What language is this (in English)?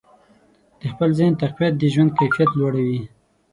Pashto